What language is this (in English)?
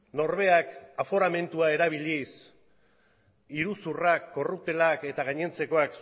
Basque